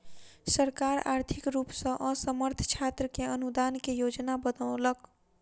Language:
Maithili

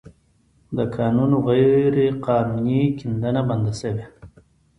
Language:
Pashto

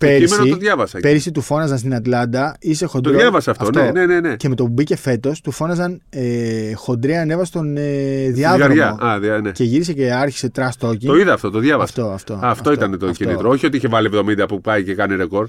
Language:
Greek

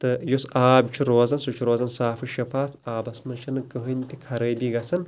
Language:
Kashmiri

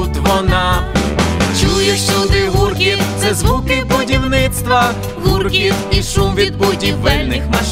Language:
Ukrainian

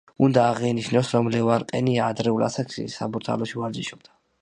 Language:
Georgian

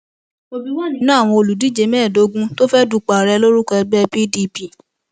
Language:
Yoruba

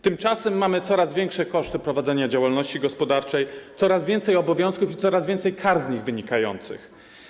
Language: Polish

